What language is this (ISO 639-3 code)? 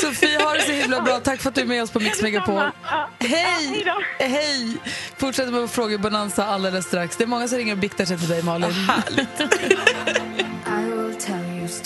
swe